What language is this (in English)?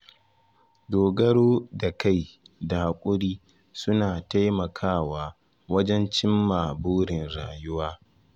Hausa